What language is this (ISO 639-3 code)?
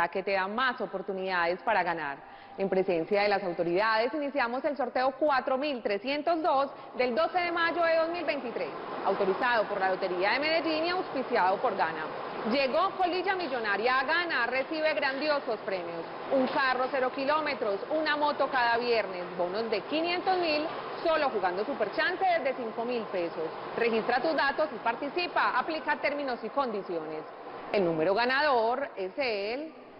spa